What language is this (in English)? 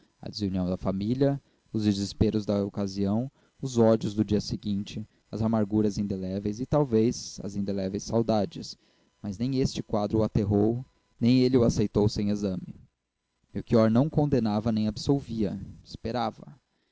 Portuguese